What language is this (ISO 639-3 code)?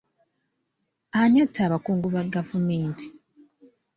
lug